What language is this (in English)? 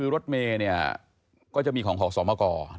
Thai